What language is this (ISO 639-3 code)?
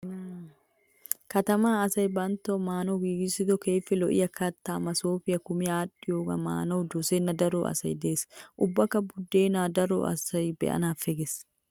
wal